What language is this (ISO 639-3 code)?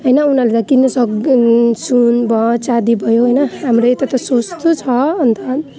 nep